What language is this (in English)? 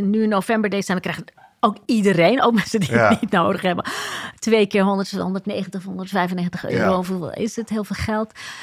Dutch